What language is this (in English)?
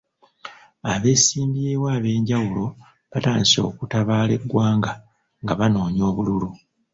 Ganda